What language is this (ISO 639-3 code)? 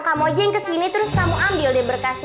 ind